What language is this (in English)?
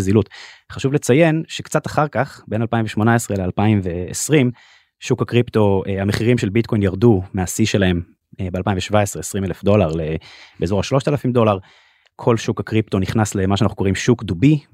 Hebrew